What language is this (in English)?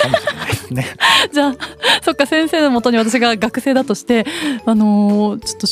Japanese